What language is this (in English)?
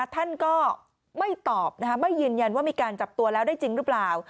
Thai